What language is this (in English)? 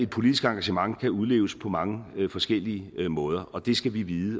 Danish